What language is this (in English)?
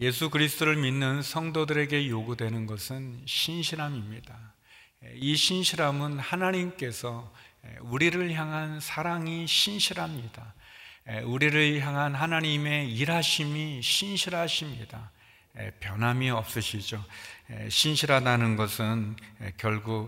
Korean